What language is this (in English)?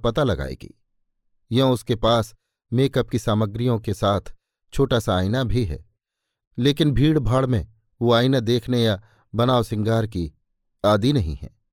Hindi